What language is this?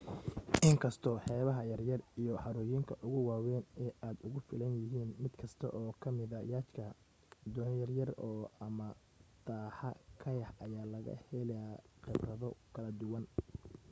Somali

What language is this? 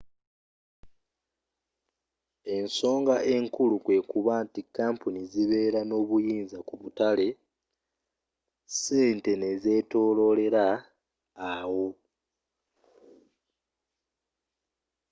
Ganda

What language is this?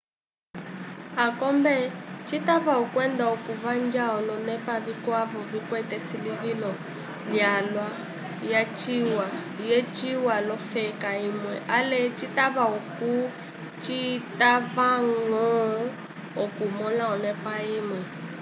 Umbundu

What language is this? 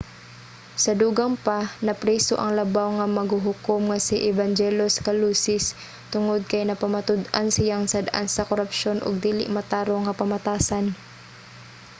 Cebuano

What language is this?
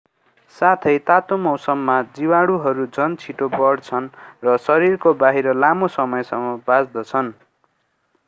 Nepali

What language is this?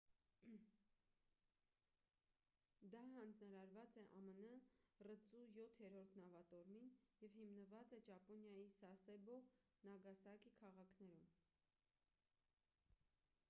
Armenian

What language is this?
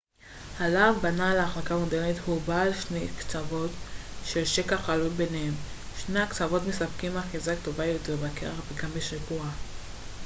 Hebrew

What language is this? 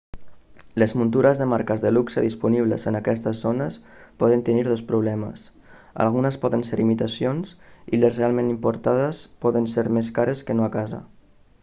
Catalan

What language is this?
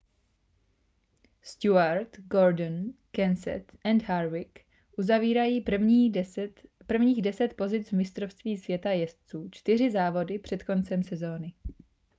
Czech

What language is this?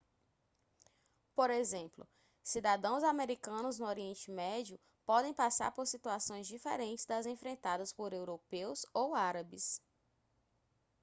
Portuguese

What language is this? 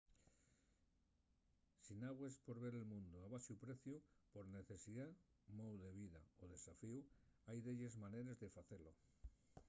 Asturian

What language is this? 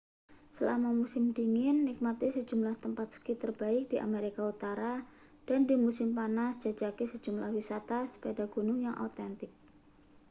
Indonesian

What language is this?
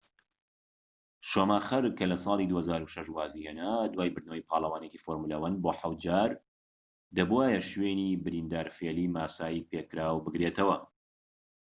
Central Kurdish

